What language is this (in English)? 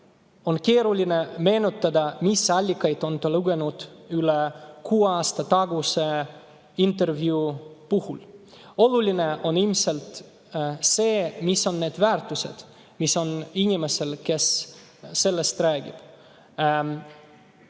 Estonian